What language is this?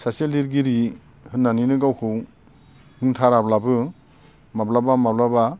Bodo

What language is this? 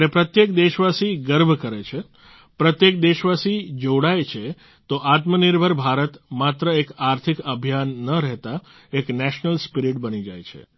Gujarati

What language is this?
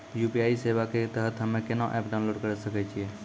Maithili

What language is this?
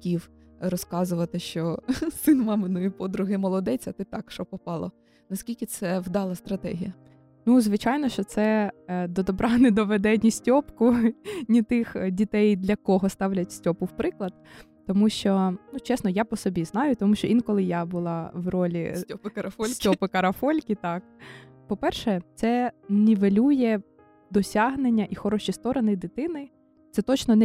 Ukrainian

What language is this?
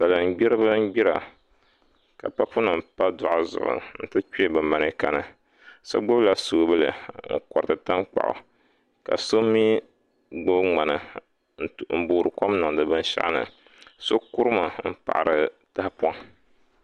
Dagbani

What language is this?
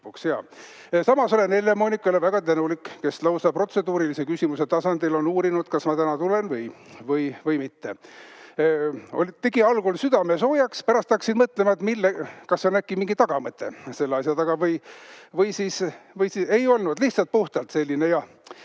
Estonian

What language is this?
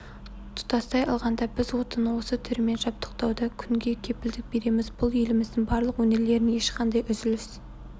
Kazakh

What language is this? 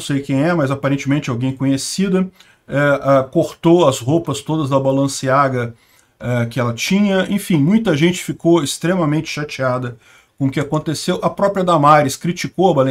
Portuguese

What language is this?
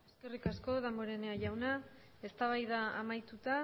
Basque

